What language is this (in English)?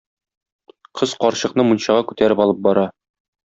Tatar